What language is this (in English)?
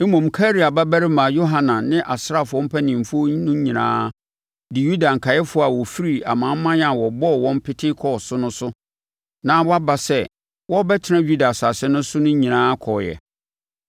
Akan